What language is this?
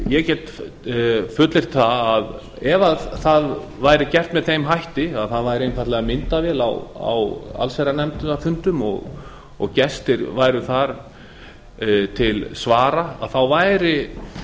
Icelandic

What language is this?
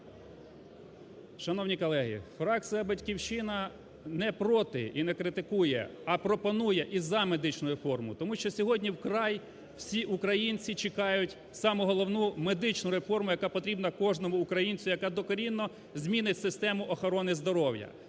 Ukrainian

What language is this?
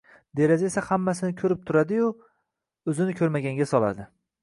Uzbek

